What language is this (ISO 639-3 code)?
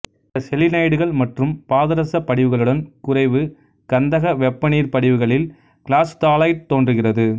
tam